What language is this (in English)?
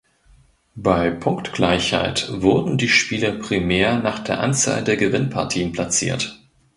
German